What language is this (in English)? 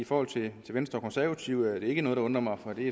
Danish